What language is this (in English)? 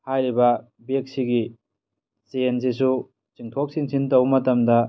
Manipuri